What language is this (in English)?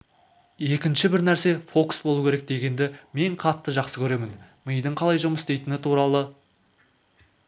Kazakh